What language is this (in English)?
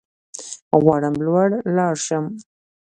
Pashto